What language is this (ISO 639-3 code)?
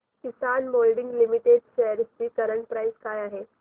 mar